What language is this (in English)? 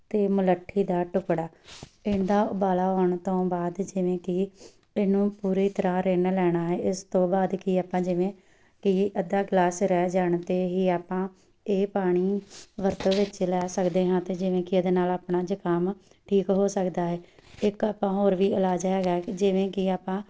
Punjabi